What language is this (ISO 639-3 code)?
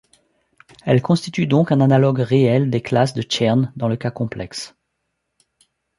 fra